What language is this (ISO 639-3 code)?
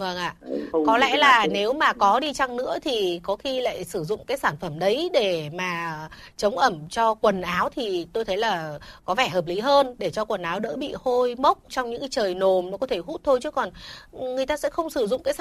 vie